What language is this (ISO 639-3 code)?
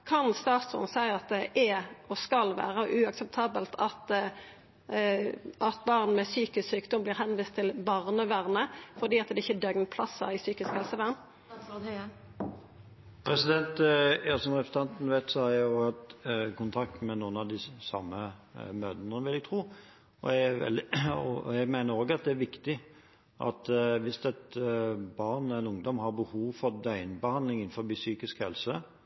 nor